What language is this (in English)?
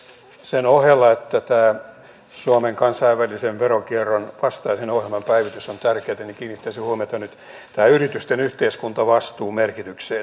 Finnish